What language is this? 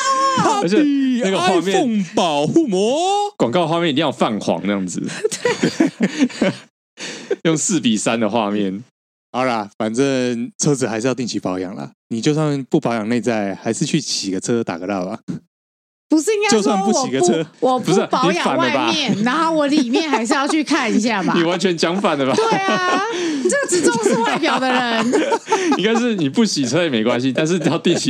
Chinese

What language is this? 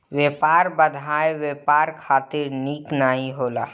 Bhojpuri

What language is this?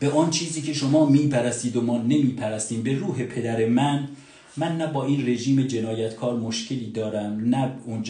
Persian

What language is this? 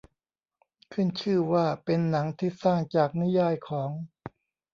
Thai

